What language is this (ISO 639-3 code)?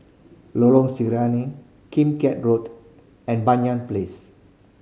eng